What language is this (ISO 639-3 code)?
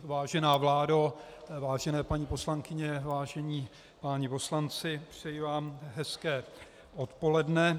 ces